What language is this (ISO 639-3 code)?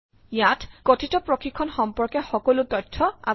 asm